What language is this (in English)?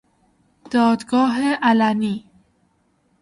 Persian